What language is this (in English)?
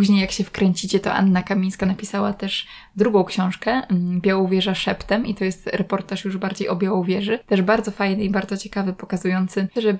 Polish